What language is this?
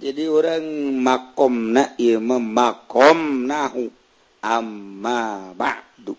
Indonesian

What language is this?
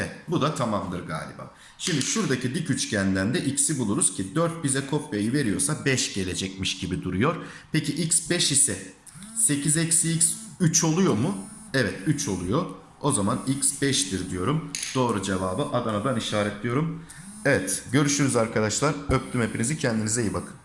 Turkish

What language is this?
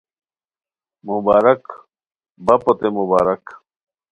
Khowar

